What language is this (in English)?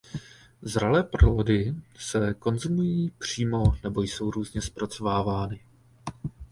Czech